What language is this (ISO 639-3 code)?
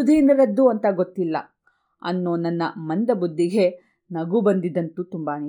kan